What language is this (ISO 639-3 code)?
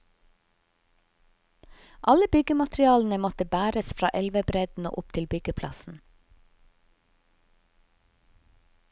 nor